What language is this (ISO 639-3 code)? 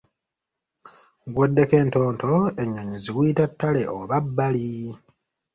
lug